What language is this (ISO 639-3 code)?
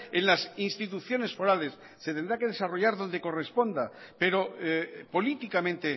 spa